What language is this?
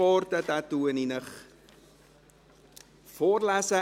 Swiss German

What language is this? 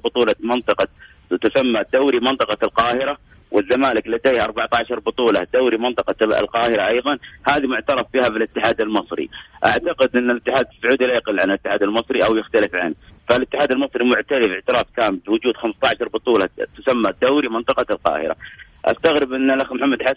Arabic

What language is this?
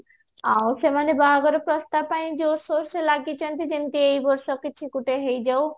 Odia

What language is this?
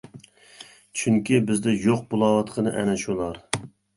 Uyghur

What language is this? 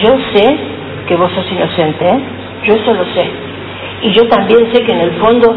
Spanish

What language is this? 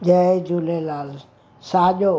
Sindhi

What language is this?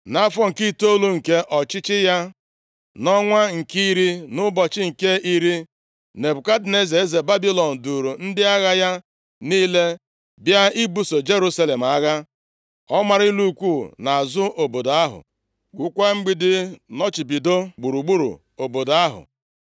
Igbo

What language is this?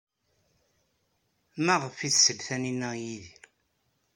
Kabyle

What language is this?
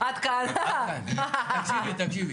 Hebrew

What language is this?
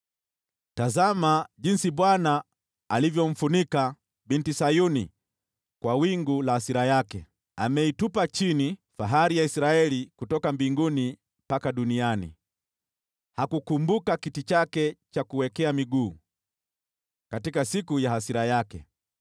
Swahili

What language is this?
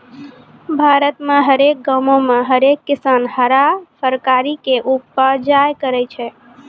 Maithili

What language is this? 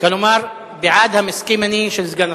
Hebrew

